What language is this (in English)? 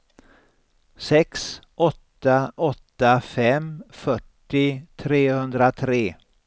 Swedish